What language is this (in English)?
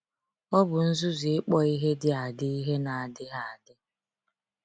Igbo